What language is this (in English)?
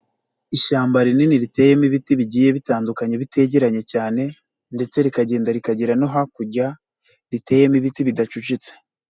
Kinyarwanda